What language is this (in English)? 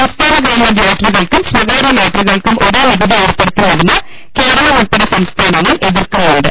Malayalam